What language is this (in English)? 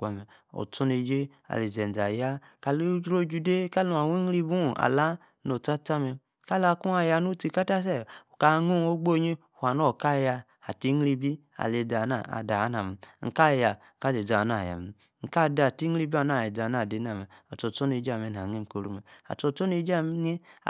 Yace